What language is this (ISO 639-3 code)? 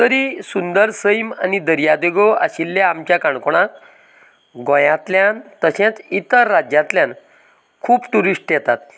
kok